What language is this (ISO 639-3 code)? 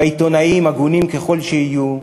heb